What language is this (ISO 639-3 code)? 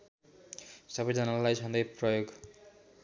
nep